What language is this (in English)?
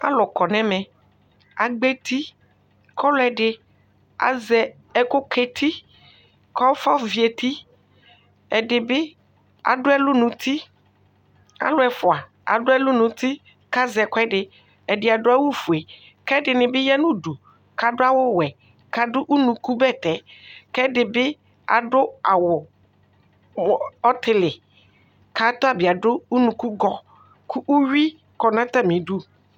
Ikposo